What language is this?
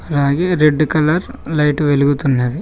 Telugu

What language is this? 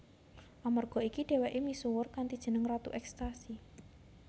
Javanese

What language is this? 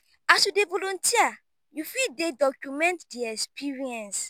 Nigerian Pidgin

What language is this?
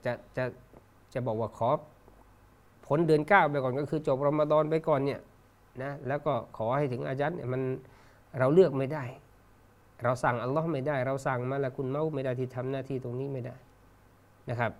Thai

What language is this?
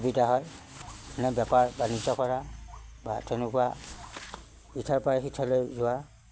Assamese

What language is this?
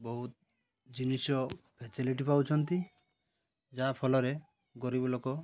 Odia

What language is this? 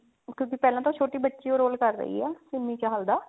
Punjabi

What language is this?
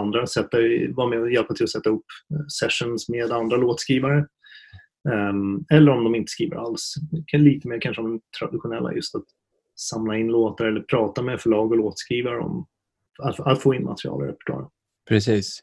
Swedish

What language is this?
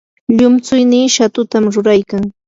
Yanahuanca Pasco Quechua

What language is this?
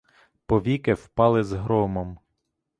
Ukrainian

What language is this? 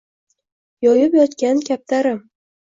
Uzbek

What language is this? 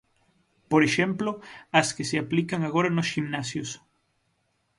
Galician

